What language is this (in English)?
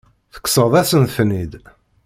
Kabyle